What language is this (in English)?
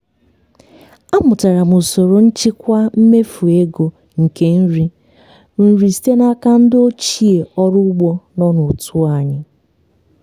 Igbo